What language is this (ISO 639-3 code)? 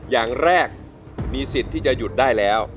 tha